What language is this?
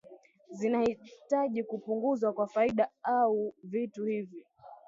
Swahili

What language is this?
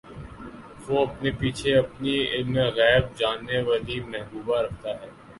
Urdu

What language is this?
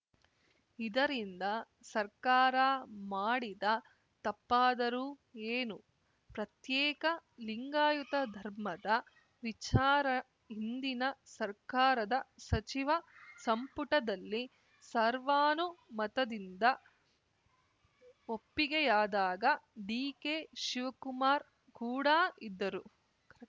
Kannada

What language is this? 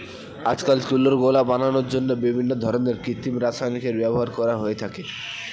Bangla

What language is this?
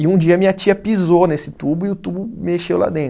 Portuguese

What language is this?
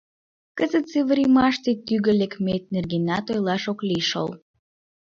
Mari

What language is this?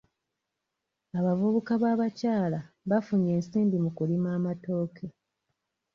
Ganda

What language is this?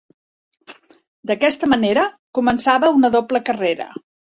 Catalan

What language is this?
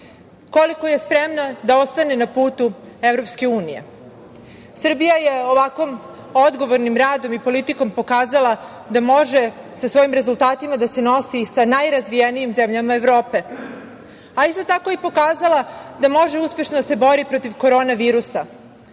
Serbian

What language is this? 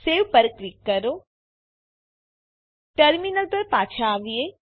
Gujarati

